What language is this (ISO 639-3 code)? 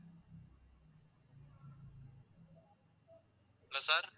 tam